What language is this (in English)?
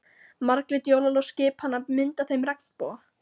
Icelandic